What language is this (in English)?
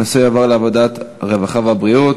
Hebrew